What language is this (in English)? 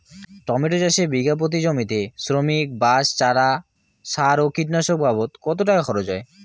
Bangla